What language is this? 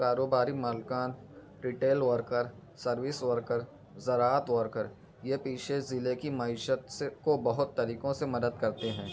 Urdu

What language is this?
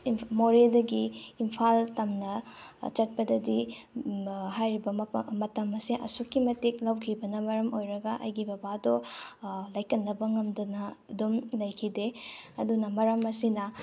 Manipuri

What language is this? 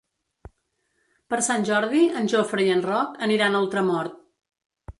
Catalan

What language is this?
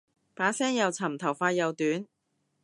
Cantonese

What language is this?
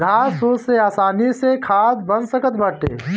Bhojpuri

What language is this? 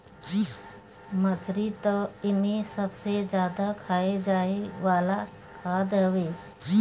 Bhojpuri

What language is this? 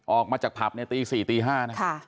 Thai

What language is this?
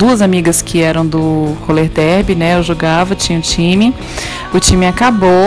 Portuguese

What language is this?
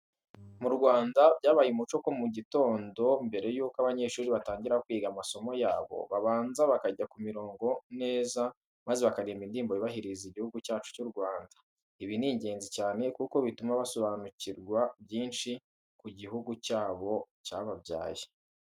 Kinyarwanda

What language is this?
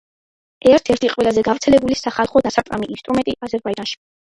Georgian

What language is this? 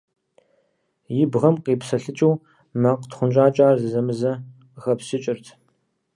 Kabardian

